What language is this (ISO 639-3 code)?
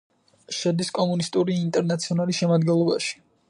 kat